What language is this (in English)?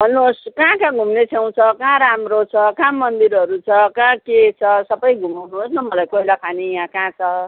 Nepali